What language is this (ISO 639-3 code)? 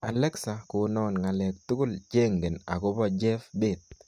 kln